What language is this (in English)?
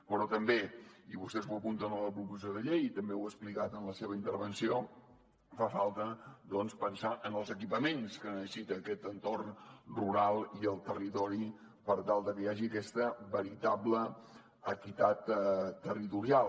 Catalan